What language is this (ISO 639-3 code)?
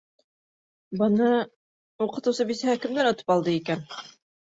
bak